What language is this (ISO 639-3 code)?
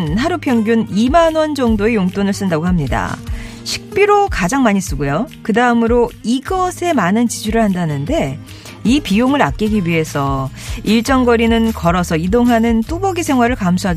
kor